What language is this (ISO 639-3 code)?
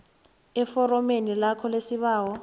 nbl